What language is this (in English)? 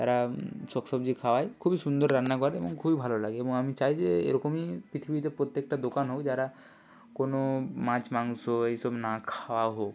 Bangla